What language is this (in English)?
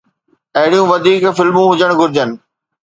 Sindhi